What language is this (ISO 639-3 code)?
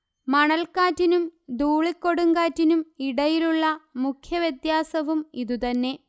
mal